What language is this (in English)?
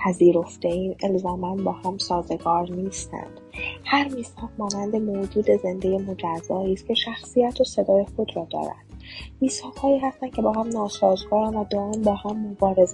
Persian